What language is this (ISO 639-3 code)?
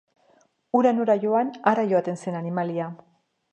eus